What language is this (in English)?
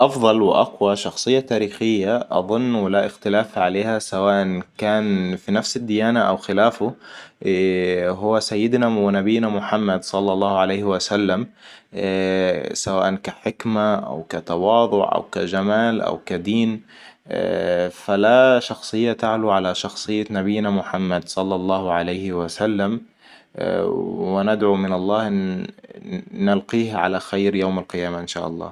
Hijazi Arabic